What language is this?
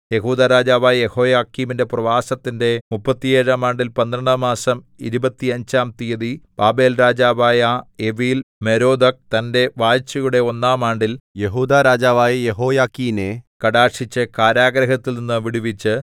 Malayalam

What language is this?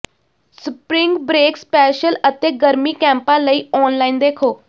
Punjabi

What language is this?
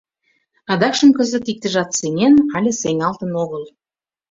Mari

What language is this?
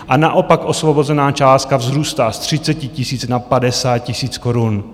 Czech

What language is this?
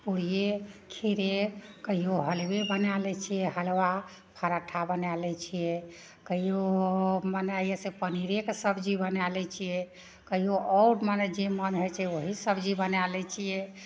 Maithili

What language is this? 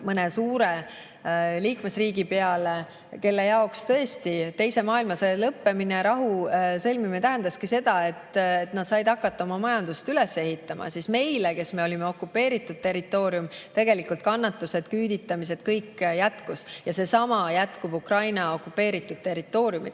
Estonian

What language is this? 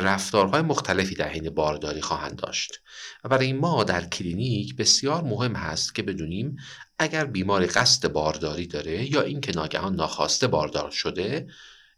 Persian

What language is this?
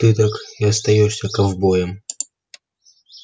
Russian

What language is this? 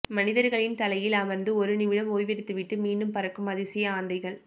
Tamil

